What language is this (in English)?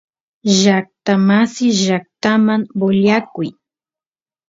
Santiago del Estero Quichua